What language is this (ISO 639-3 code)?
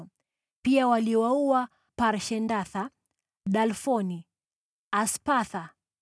swa